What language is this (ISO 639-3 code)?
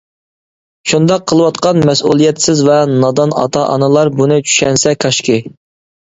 uig